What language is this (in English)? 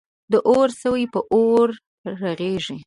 Pashto